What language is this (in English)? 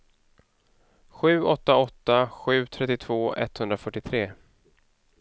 Swedish